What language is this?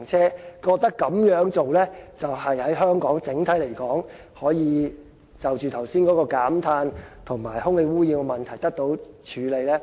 Cantonese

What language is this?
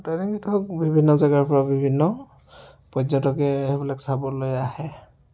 Assamese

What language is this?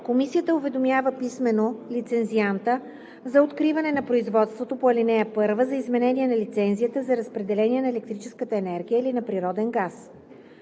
Bulgarian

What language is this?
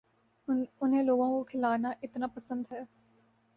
Urdu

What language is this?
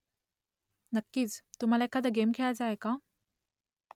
Marathi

